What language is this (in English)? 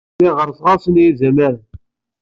Kabyle